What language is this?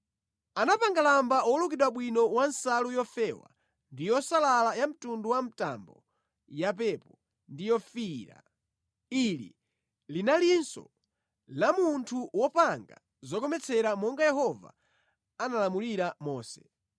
Nyanja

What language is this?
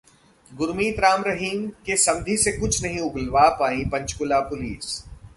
Hindi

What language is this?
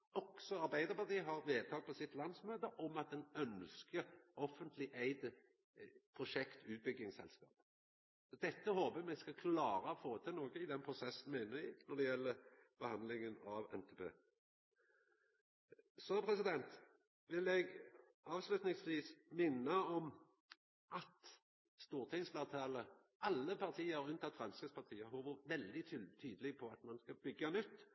Norwegian Nynorsk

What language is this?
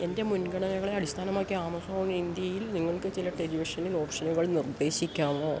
Malayalam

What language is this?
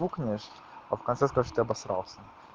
Russian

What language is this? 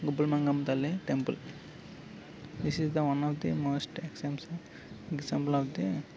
Telugu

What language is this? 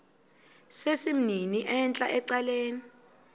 Xhosa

